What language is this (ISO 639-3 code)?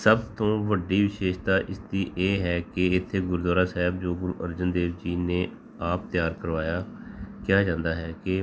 pan